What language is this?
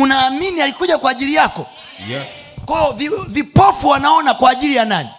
Swahili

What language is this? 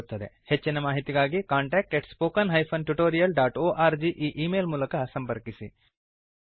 Kannada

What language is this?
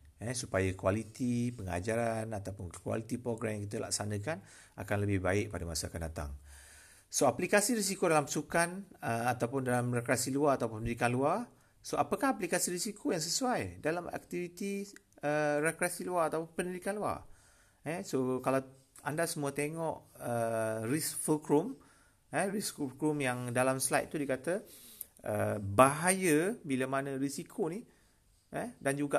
Malay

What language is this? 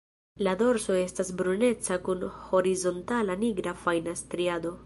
Esperanto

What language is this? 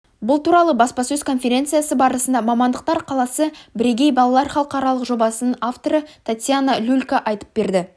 Kazakh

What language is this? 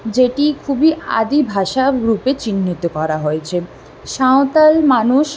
Bangla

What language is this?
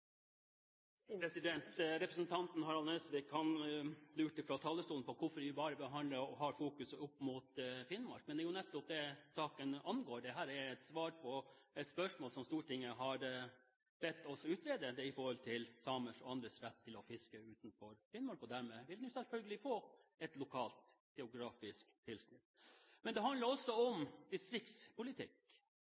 Norwegian Bokmål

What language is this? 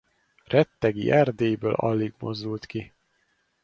Hungarian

